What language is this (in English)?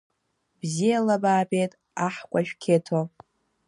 Abkhazian